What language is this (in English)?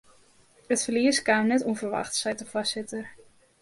Western Frisian